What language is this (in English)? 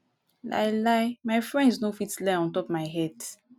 Nigerian Pidgin